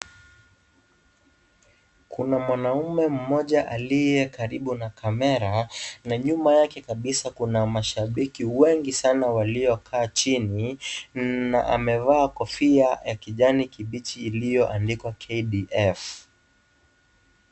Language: Swahili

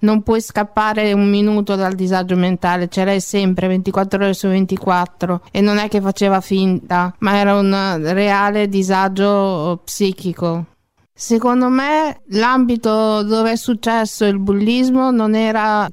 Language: Italian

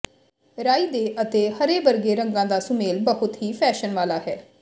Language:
Punjabi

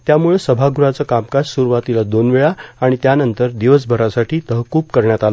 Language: Marathi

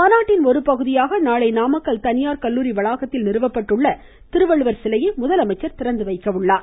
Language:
Tamil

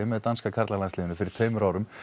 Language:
Icelandic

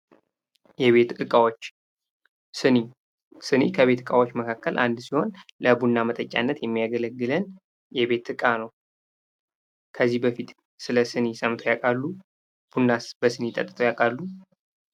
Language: Amharic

